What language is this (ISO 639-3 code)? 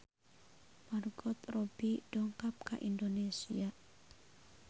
sun